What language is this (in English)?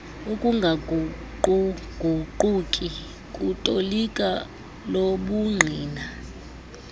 Xhosa